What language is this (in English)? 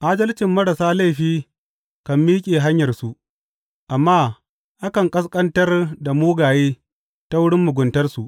Hausa